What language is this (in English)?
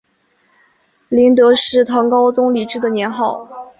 Chinese